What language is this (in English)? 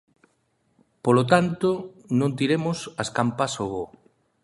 Galician